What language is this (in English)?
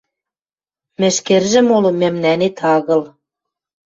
Western Mari